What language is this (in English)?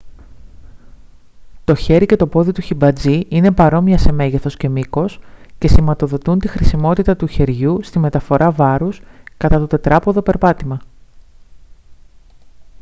Greek